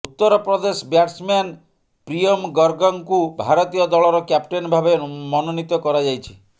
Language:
Odia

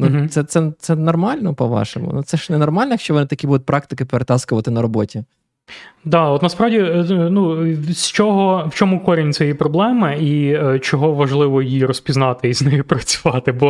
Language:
Ukrainian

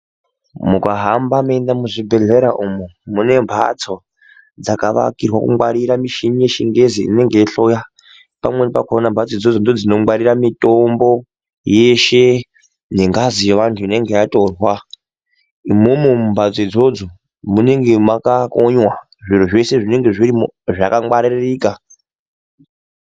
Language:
Ndau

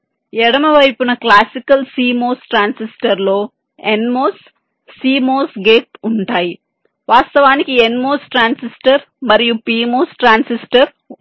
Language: Telugu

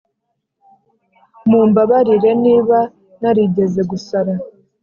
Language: Kinyarwanda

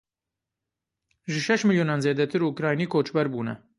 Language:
Kurdish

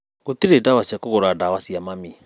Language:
Kikuyu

